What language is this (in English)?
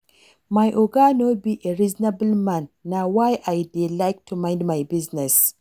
Nigerian Pidgin